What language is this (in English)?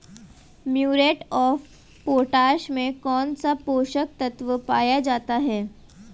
Hindi